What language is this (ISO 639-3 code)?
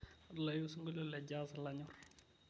mas